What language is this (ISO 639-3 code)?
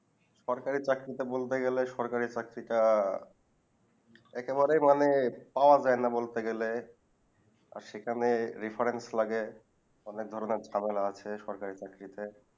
ben